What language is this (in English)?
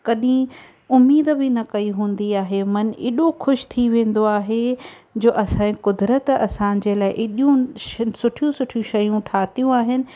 Sindhi